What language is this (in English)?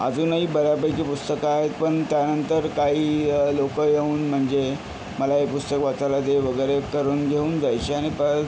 Marathi